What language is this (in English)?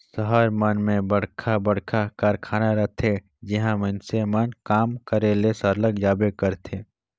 Chhattisgarhi